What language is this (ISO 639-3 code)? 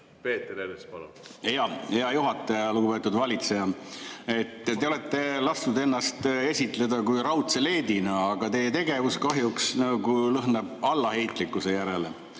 est